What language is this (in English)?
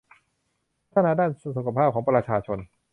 Thai